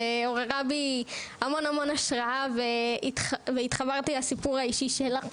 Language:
Hebrew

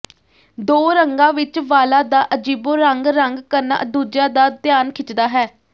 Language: Punjabi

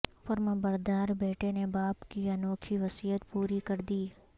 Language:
Urdu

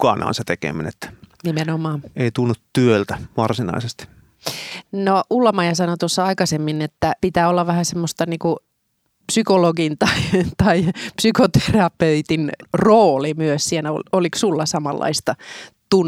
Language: Finnish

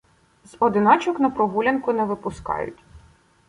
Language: Ukrainian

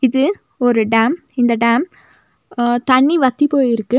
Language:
Tamil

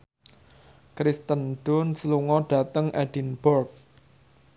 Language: Javanese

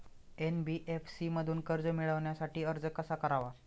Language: Marathi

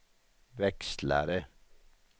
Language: Swedish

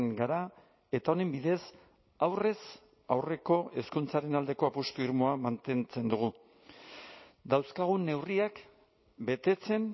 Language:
Basque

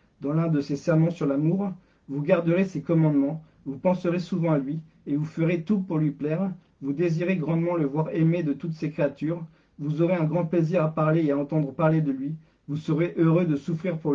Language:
French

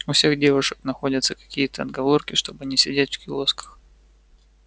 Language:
Russian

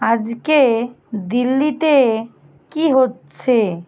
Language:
Bangla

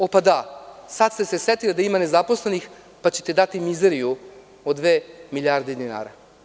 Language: Serbian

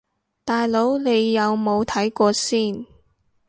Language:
Cantonese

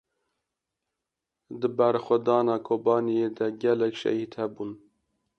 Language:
Kurdish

